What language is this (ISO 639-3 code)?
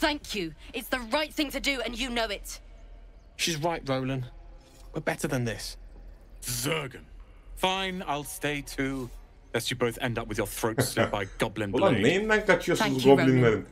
tur